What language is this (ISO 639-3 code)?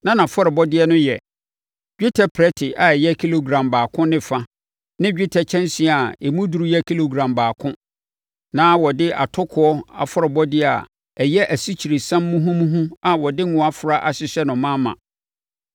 aka